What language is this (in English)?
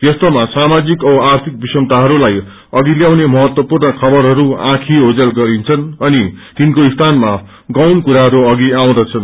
Nepali